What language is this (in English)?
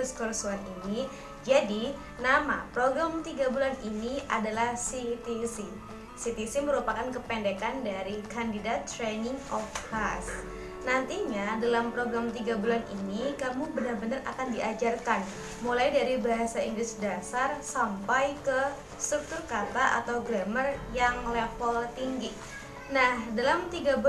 Indonesian